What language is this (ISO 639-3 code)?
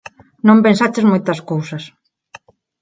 glg